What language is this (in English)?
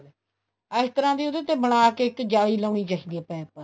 Punjabi